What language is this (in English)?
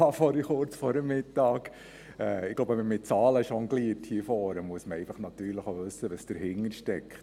Swiss German